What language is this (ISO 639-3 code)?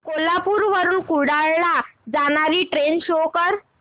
mar